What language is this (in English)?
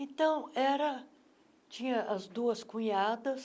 Portuguese